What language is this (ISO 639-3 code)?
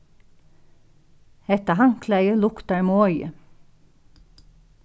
fao